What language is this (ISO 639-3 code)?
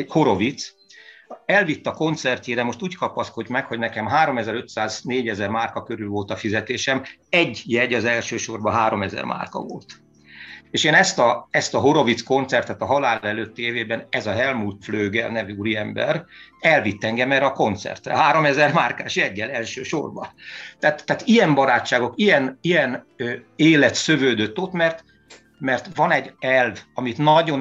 hun